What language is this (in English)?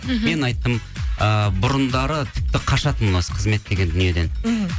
Kazakh